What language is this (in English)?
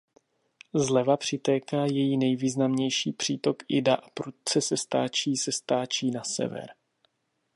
Czech